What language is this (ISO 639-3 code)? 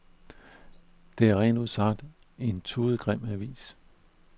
dan